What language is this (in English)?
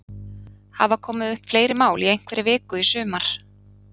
Icelandic